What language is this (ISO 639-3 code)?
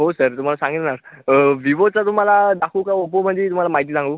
mar